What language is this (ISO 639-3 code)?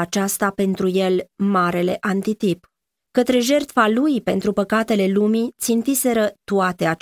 ron